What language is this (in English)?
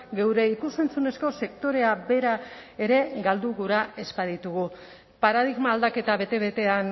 Basque